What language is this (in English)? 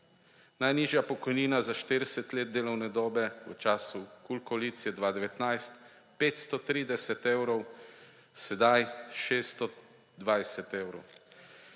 Slovenian